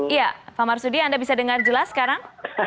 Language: Indonesian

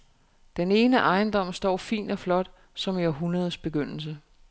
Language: Danish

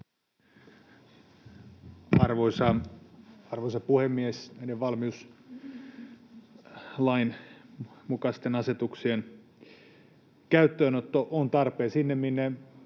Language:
Finnish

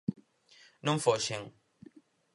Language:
Galician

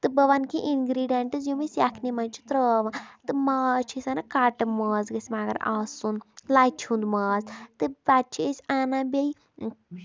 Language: Kashmiri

